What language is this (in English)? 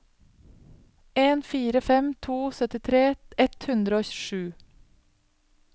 Norwegian